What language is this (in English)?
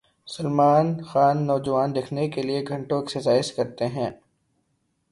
Urdu